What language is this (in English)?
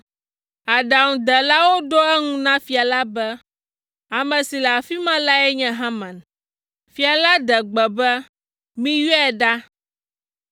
Ewe